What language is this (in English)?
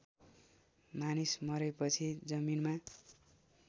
Nepali